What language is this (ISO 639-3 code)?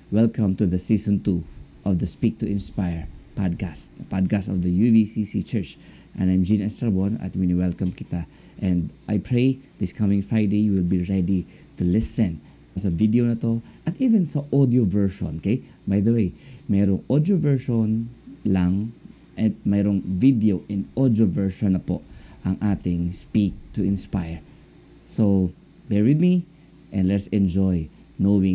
fil